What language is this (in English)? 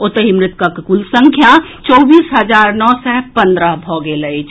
Maithili